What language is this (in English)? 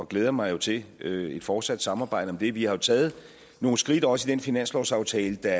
Danish